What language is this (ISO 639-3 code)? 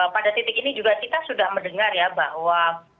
ind